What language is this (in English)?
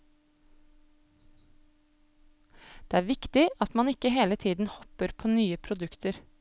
Norwegian